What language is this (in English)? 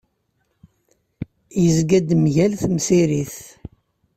Kabyle